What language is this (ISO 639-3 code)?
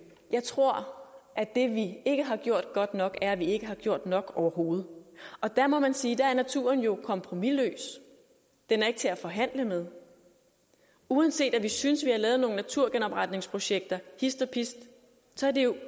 dan